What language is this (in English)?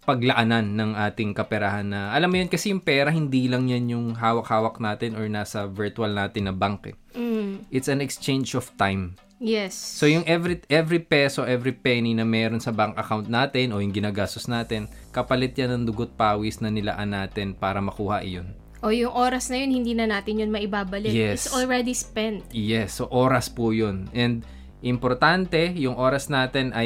Filipino